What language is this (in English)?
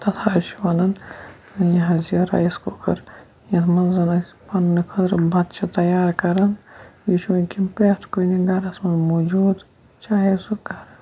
Kashmiri